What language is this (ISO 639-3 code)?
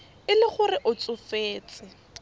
tsn